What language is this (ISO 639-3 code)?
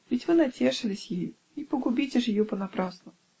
rus